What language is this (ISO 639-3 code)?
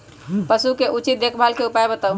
mag